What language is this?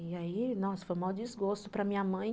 Portuguese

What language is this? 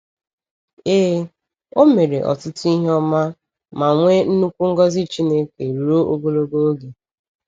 Igbo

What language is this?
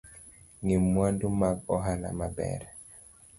Luo (Kenya and Tanzania)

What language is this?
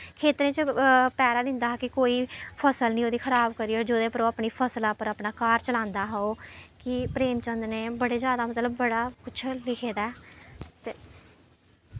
Dogri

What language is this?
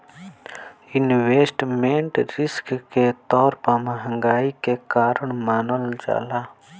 Bhojpuri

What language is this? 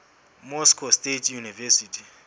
Southern Sotho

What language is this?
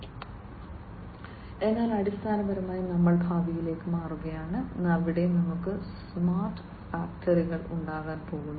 Malayalam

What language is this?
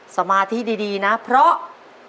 Thai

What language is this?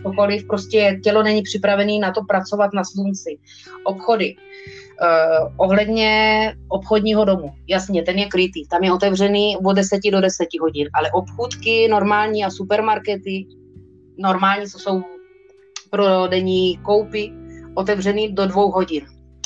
Czech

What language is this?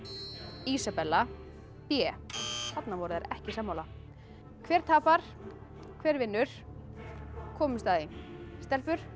Icelandic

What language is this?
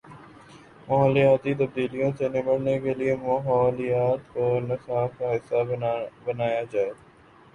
Urdu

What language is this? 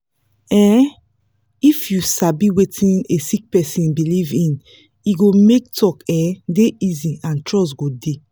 Nigerian Pidgin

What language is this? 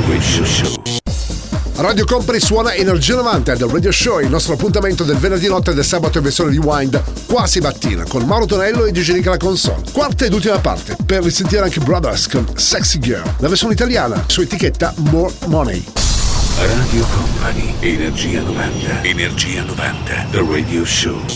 Italian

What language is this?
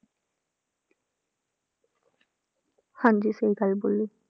Punjabi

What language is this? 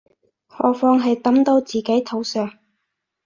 Cantonese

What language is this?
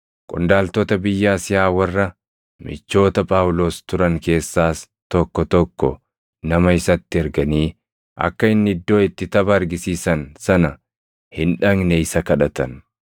Oromo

